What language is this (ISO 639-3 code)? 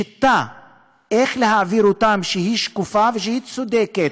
heb